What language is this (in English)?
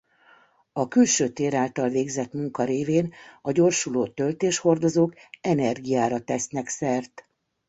Hungarian